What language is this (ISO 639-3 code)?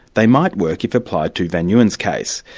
eng